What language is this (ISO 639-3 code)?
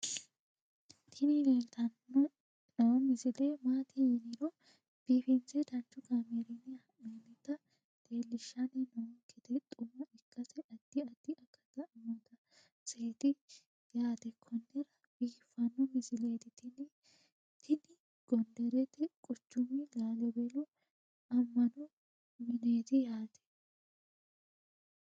sid